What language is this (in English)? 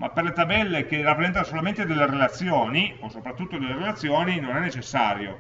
Italian